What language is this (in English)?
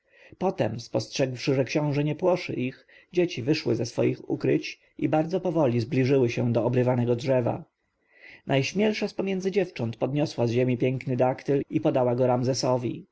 Polish